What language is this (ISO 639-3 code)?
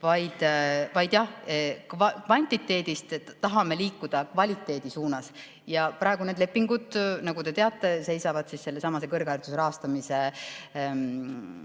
est